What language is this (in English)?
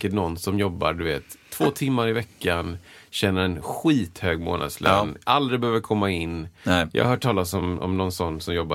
Swedish